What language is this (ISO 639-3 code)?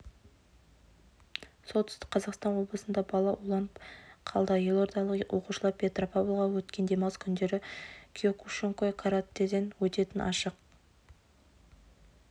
kaz